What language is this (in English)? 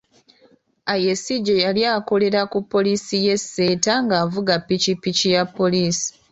Ganda